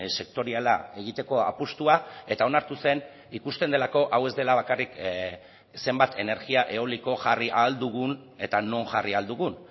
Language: Basque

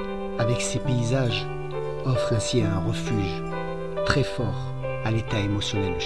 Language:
French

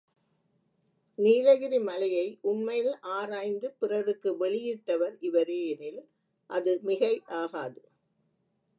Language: Tamil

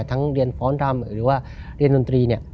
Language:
Thai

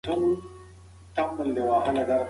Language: Pashto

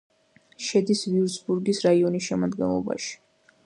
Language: Georgian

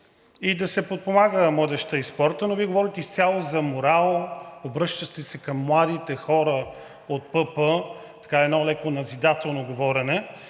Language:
Bulgarian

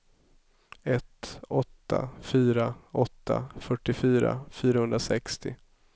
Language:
Swedish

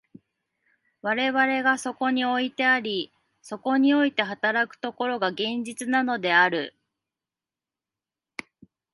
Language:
Japanese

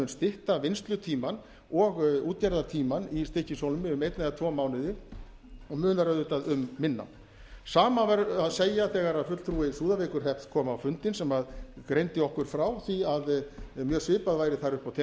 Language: Icelandic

